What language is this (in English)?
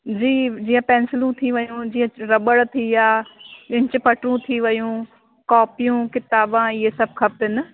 Sindhi